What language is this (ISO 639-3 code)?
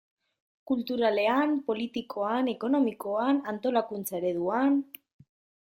eus